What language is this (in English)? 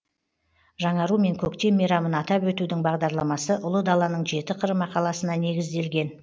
Kazakh